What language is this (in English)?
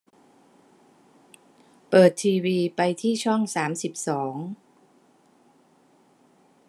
Thai